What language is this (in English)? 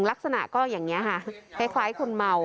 Thai